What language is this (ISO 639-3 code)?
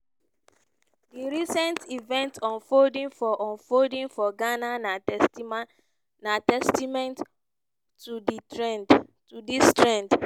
pcm